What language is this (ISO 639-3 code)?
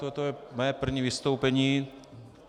ces